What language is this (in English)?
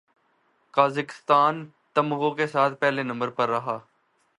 Urdu